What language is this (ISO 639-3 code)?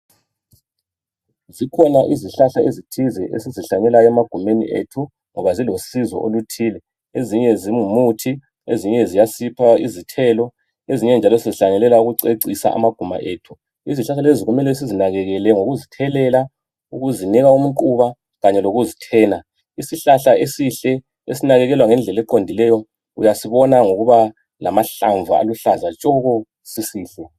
nde